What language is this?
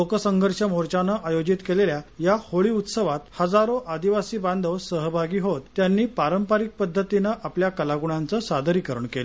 Marathi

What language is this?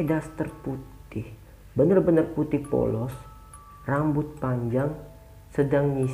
Indonesian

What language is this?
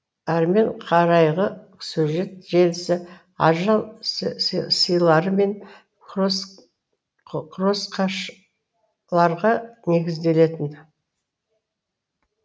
Kazakh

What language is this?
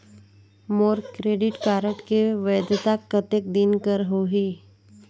Chhattisgarhi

